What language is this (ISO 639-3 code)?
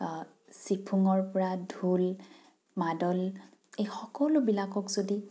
asm